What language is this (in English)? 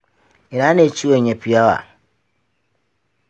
Hausa